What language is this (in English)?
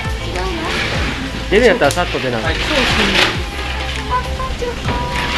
Japanese